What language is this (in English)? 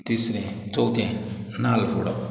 Konkani